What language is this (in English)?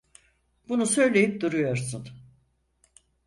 Turkish